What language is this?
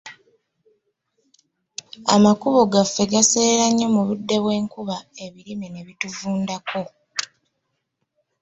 Ganda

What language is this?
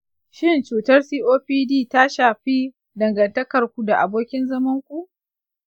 Hausa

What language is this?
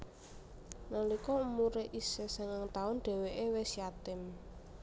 Javanese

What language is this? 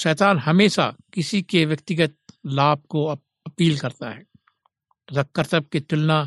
Hindi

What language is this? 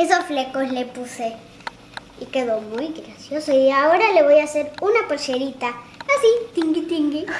Spanish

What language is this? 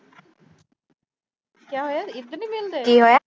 Punjabi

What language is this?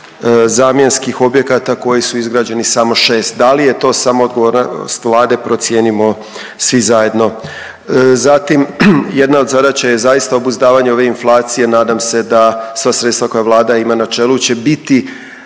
Croatian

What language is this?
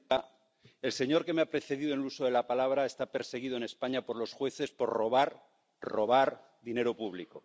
Spanish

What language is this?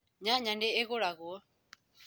Kikuyu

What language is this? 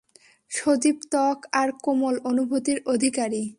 Bangla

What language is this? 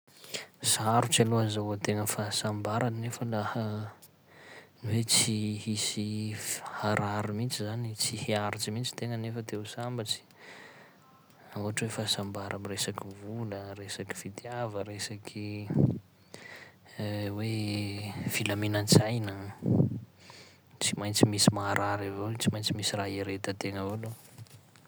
Sakalava Malagasy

